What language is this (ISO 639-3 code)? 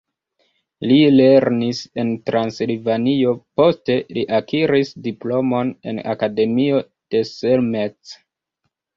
epo